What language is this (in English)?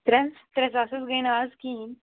Kashmiri